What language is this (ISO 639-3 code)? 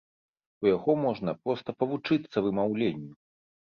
bel